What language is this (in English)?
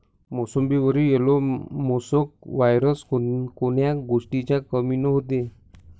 Marathi